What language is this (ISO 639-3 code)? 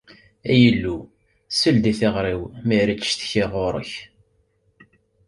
kab